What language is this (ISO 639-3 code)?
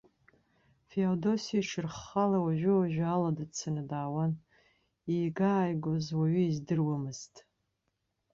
abk